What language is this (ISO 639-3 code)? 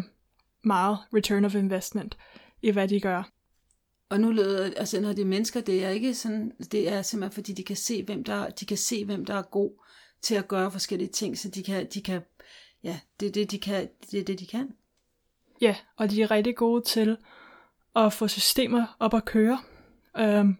dan